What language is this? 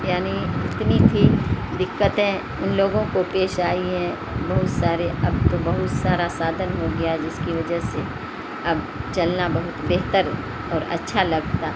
Urdu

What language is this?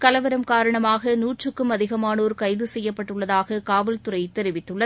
Tamil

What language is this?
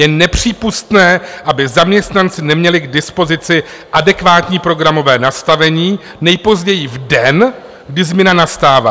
Czech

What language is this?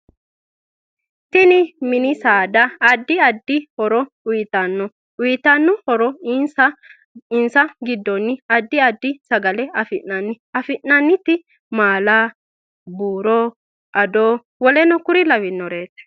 Sidamo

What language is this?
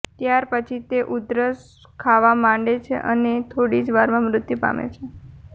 Gujarati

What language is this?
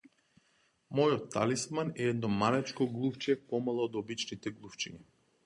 Macedonian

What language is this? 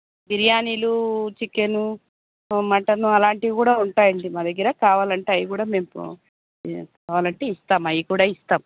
Telugu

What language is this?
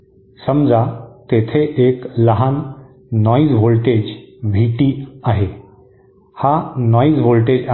Marathi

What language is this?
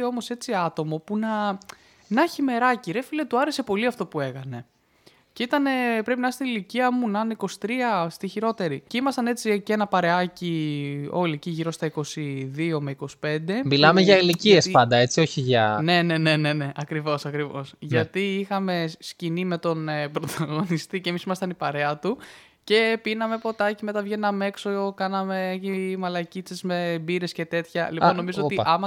Greek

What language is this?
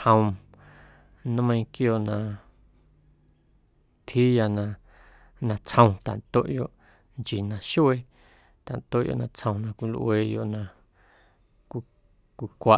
Guerrero Amuzgo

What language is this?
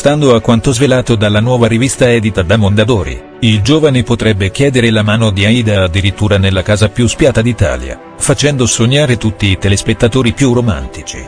Italian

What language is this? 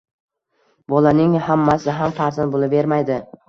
Uzbek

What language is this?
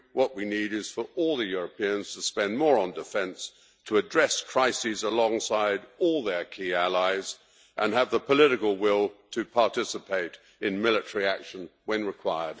English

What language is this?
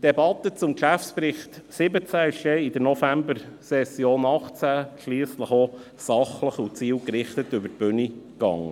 Swiss German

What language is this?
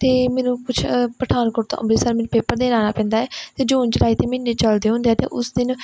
Punjabi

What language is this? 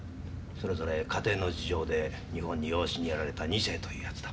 Japanese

